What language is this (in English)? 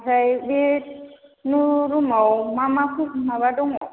Bodo